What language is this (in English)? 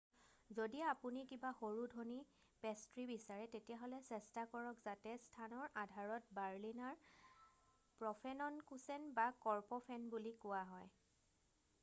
Assamese